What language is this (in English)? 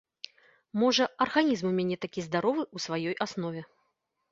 Belarusian